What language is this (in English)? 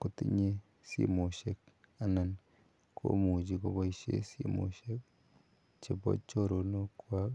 Kalenjin